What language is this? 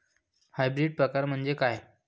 Marathi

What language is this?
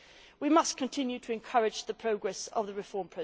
English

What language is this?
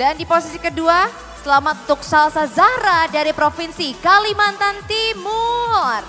Indonesian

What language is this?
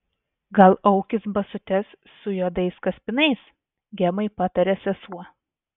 Lithuanian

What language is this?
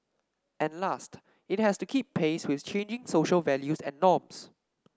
English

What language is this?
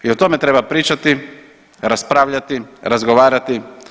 Croatian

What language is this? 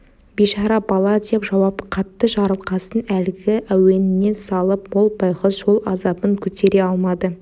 Kazakh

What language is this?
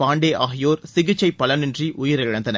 Tamil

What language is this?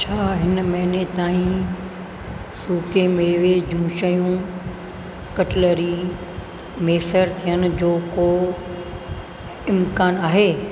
Sindhi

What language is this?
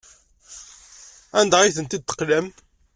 Kabyle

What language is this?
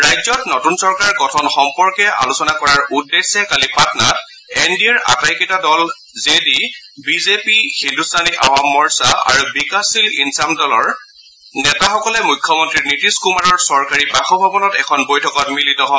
Assamese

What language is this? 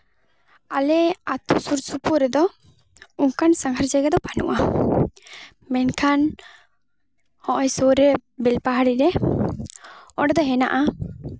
Santali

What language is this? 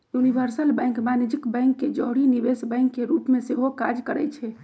Magahi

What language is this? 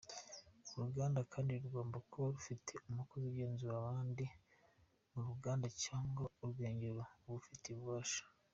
Kinyarwanda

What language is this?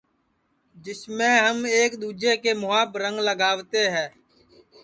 Sansi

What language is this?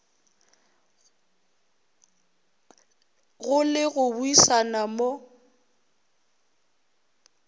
Northern Sotho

